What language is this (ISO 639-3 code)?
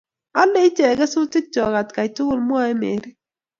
kln